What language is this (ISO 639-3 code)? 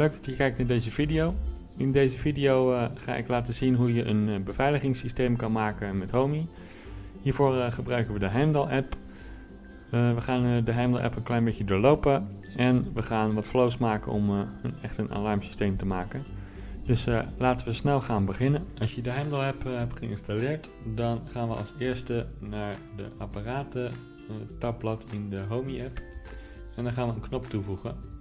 nld